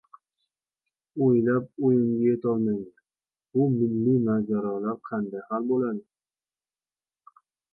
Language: Uzbek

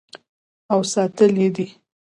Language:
Pashto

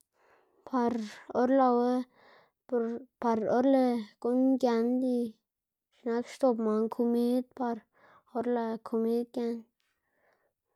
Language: Xanaguía Zapotec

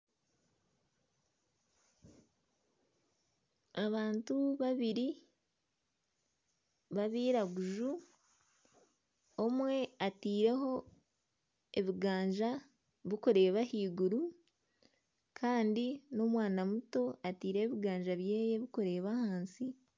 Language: Nyankole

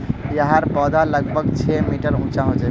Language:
Magahi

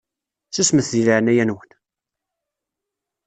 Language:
Kabyle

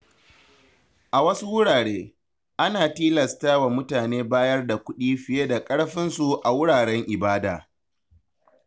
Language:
Hausa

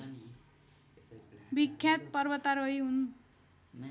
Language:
Nepali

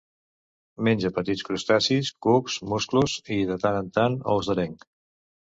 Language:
Catalan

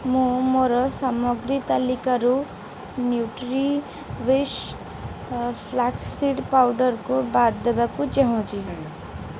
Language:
Odia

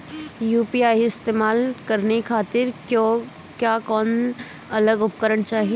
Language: Bhojpuri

